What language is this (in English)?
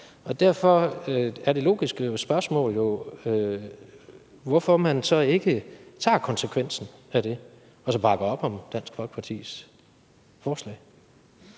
Danish